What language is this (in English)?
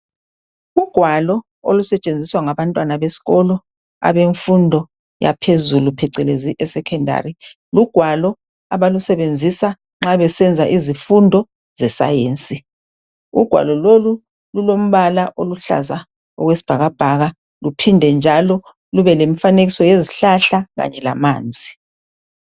North Ndebele